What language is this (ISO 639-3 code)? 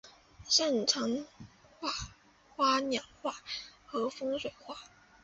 zho